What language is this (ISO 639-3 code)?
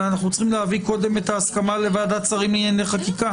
heb